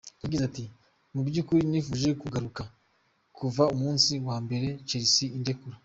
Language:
Kinyarwanda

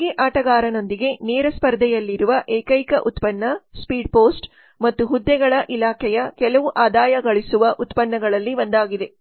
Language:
Kannada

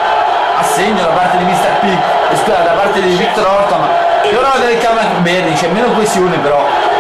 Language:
Italian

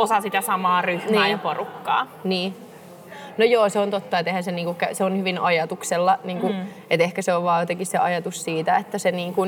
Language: Finnish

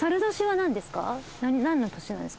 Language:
Japanese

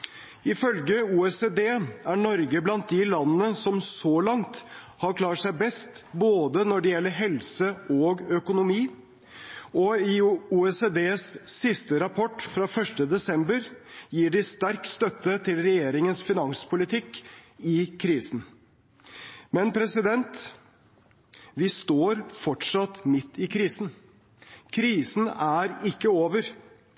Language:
Norwegian Bokmål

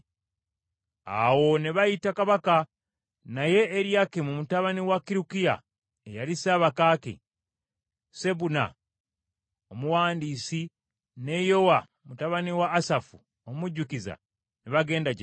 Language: Ganda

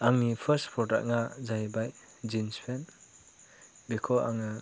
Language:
Bodo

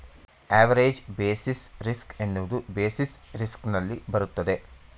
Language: Kannada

